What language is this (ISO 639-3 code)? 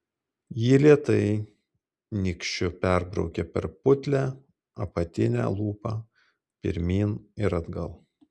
lit